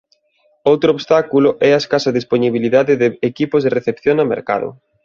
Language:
Galician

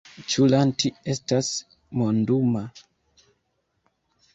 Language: Esperanto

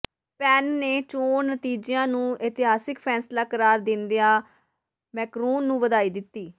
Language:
Punjabi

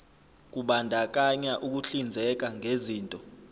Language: Zulu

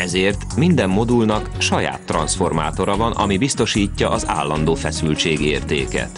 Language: Hungarian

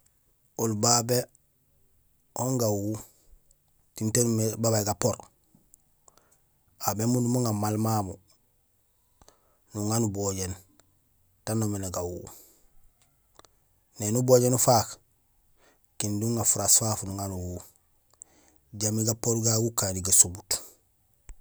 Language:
Gusilay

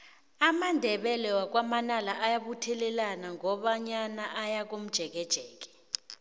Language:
South Ndebele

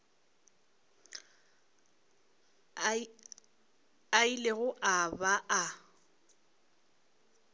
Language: Northern Sotho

